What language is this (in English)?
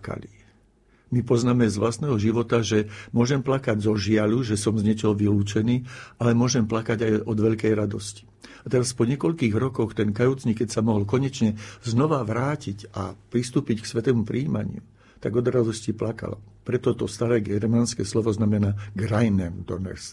Slovak